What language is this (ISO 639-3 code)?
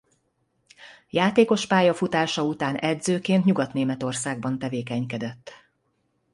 hun